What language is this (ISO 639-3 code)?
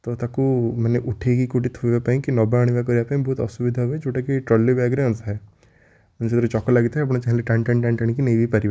ori